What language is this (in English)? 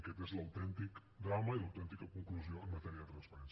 Catalan